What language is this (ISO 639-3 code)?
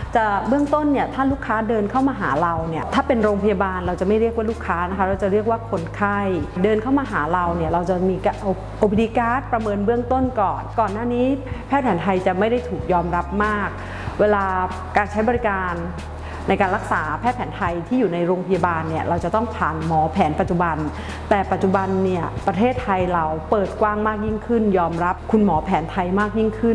tha